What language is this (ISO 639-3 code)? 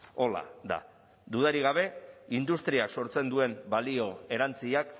eus